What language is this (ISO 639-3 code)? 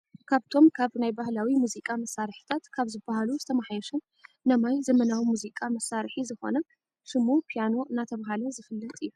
tir